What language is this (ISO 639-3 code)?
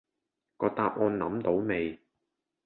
yue